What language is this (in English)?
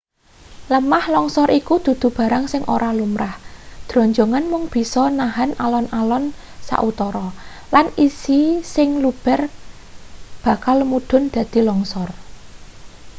Javanese